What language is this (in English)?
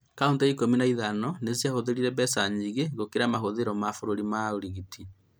Kikuyu